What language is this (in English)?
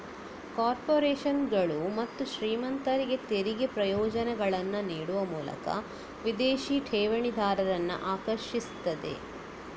Kannada